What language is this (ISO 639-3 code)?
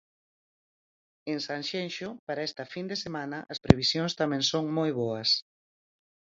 glg